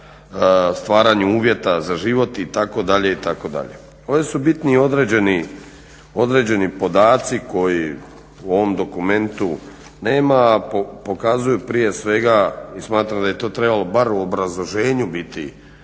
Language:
Croatian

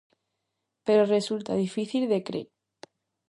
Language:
Galician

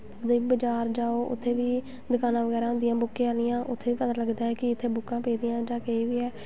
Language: Dogri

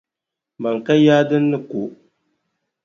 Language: Dagbani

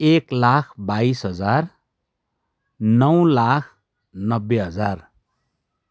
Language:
Nepali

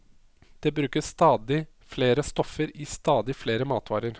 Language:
Norwegian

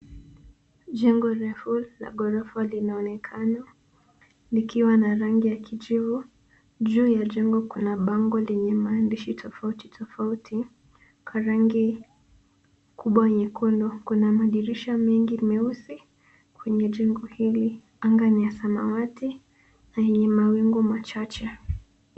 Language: Swahili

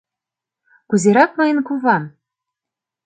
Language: Mari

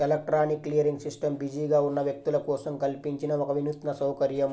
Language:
Telugu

